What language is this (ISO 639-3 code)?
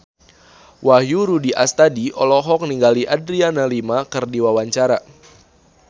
sun